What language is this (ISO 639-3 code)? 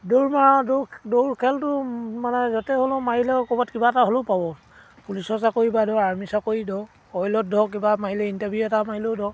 asm